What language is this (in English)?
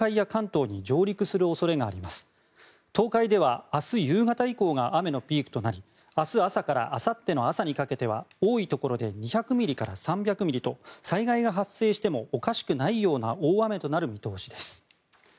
Japanese